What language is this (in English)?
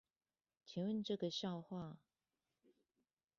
Chinese